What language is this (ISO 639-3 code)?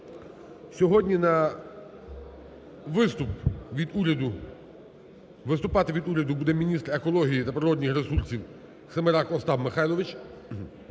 ukr